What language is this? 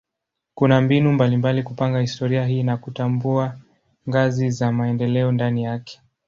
Swahili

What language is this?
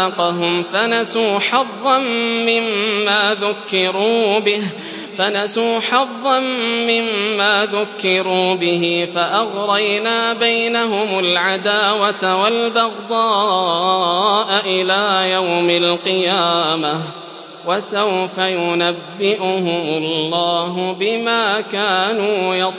Arabic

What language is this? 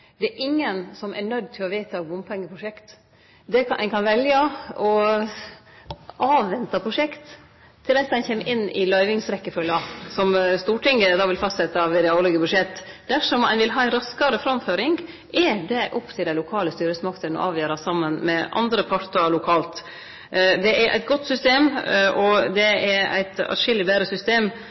Norwegian Nynorsk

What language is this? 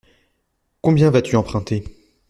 French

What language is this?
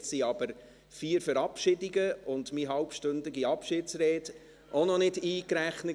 Swiss German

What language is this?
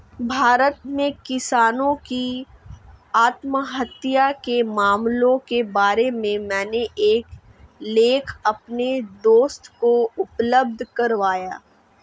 Hindi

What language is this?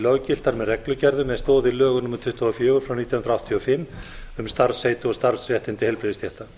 Icelandic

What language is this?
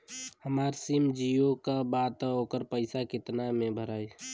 Bhojpuri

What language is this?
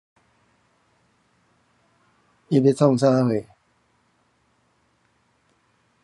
Min Nan Chinese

